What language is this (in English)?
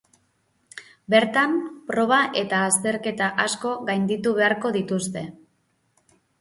Basque